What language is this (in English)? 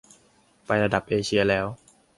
Thai